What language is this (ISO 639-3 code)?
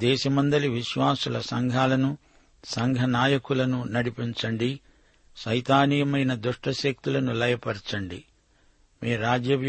tel